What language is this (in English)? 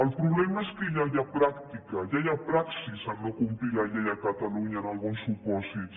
Catalan